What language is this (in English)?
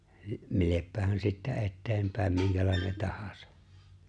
Finnish